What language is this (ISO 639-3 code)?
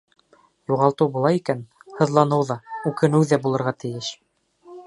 bak